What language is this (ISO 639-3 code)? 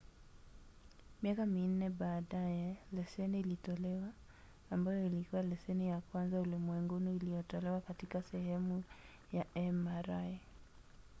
swa